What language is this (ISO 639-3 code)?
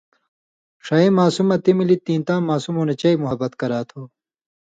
mvy